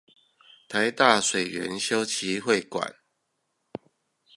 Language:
Chinese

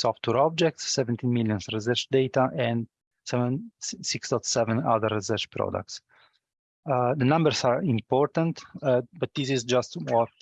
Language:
English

